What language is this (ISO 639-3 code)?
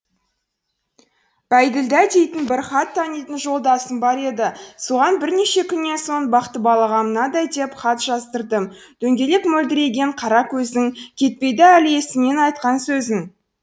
kaz